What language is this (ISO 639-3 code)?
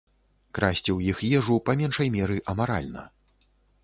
bel